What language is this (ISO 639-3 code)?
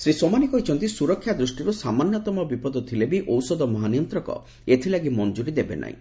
ori